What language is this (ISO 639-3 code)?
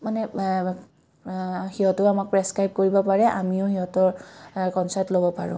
asm